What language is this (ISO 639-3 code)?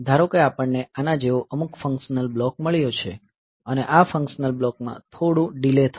guj